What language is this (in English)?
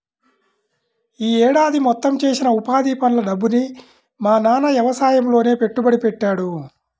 Telugu